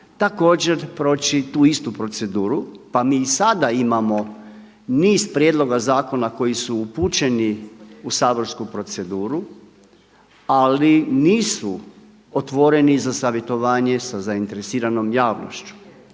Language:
Croatian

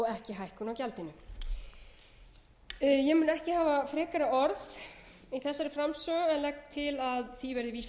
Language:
Icelandic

